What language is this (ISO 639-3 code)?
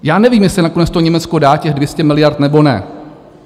ces